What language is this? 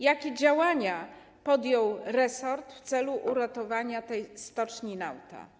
Polish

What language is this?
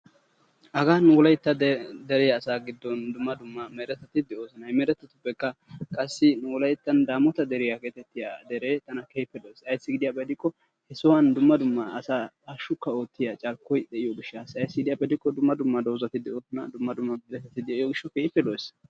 Wolaytta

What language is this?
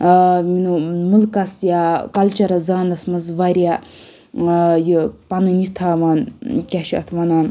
Kashmiri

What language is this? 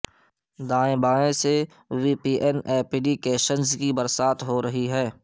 Urdu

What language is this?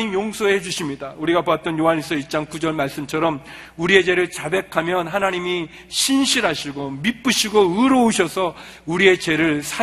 Korean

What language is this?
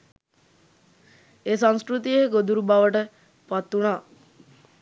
Sinhala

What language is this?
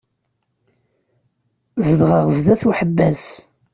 Kabyle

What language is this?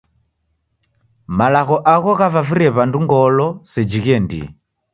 Taita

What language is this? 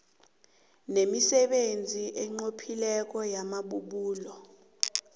South Ndebele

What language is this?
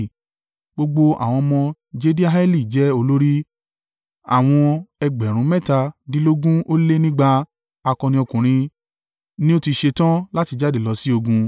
Yoruba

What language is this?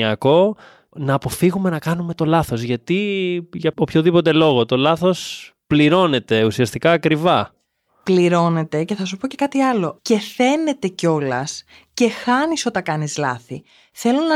Greek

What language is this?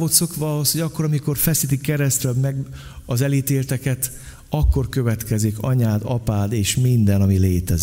Hungarian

